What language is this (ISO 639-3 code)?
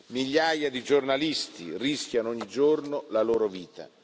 ita